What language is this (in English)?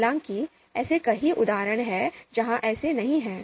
Hindi